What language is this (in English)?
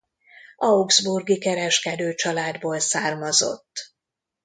Hungarian